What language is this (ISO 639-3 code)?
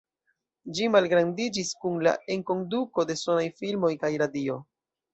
epo